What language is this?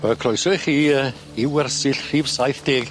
Welsh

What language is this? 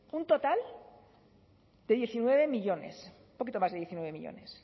Spanish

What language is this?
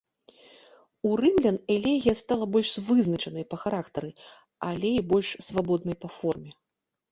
Belarusian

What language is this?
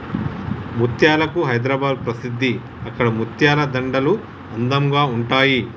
Telugu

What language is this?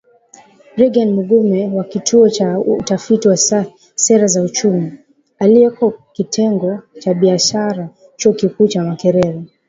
Swahili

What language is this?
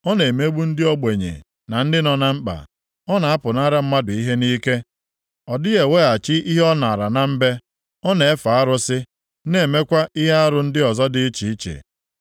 Igbo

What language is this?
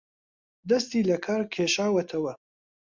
Central Kurdish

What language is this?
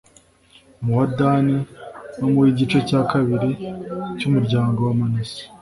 Kinyarwanda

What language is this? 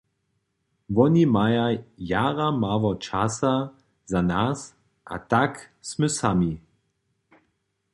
Upper Sorbian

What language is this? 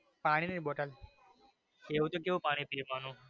Gujarati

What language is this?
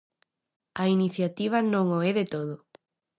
Galician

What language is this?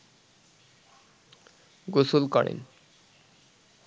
Bangla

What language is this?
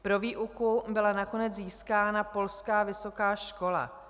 Czech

